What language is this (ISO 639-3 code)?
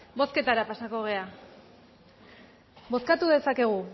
eus